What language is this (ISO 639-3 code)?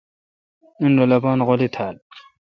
xka